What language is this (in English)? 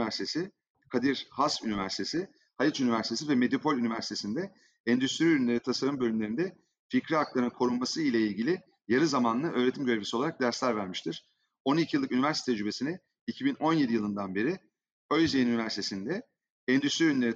Turkish